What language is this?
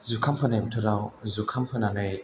Bodo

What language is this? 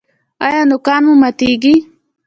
Pashto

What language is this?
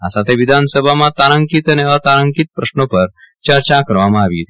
Gujarati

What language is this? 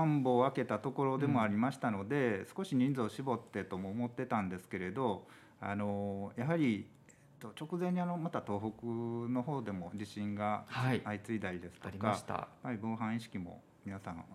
Japanese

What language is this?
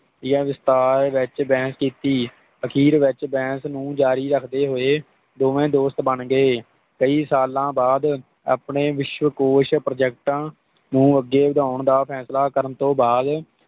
Punjabi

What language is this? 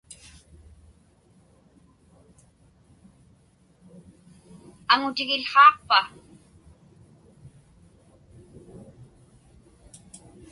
Inupiaq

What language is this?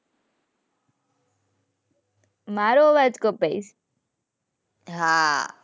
Gujarati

